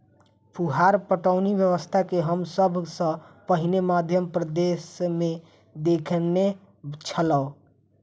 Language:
Maithili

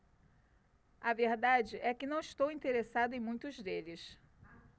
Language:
Portuguese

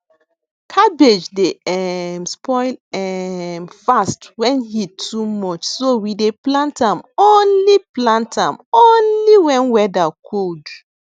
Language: Nigerian Pidgin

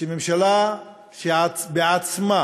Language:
Hebrew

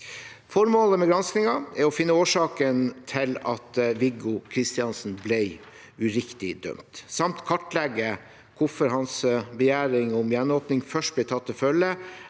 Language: Norwegian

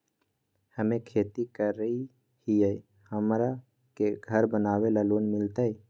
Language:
Magahi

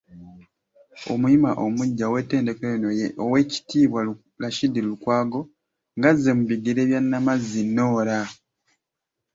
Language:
Ganda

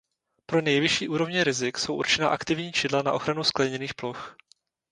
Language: Czech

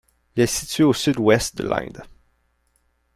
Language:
French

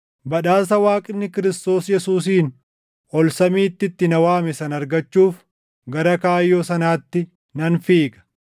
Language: Oromo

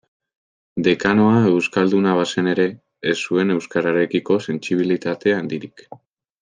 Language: Basque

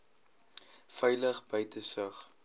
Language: Afrikaans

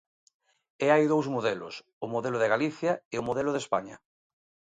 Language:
Galician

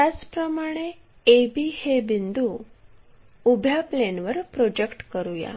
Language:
Marathi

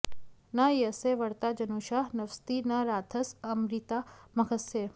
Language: Sanskrit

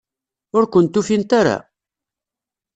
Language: Kabyle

